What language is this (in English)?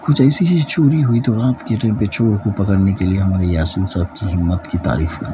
Urdu